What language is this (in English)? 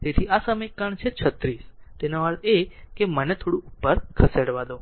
Gujarati